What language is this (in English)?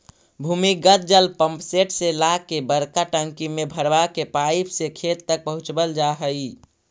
Magahi